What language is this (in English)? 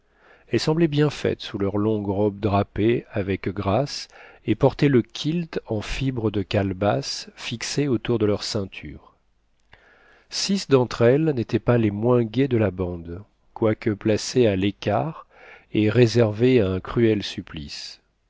French